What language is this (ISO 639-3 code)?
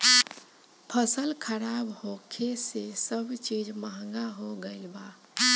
bho